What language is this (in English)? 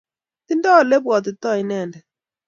Kalenjin